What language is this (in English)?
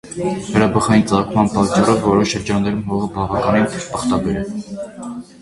Armenian